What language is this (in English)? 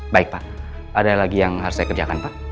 Indonesian